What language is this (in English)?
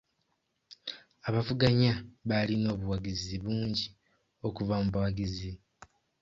Ganda